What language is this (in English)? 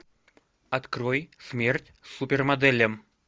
Russian